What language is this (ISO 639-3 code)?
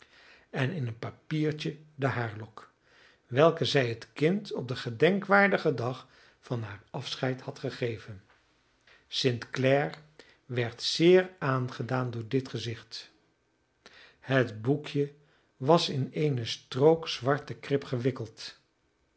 nld